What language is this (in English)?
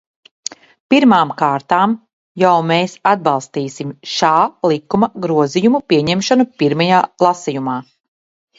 Latvian